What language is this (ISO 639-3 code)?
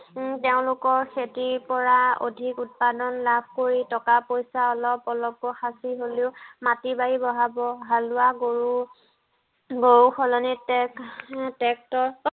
asm